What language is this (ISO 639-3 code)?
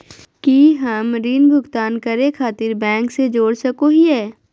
mag